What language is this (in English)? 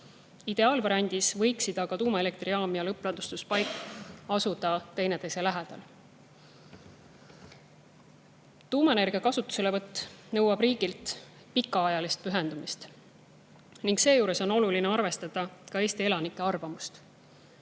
Estonian